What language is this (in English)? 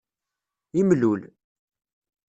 Kabyle